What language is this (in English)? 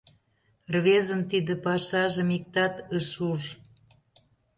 Mari